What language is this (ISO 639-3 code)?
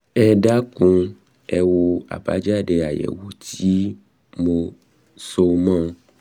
yor